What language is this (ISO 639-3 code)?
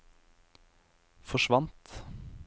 nor